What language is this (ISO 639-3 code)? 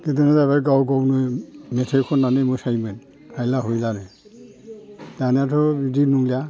brx